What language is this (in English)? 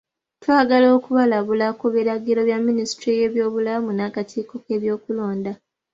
Ganda